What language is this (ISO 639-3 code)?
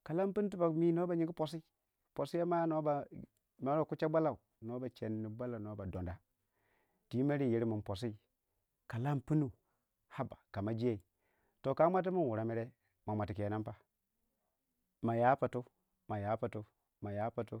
wja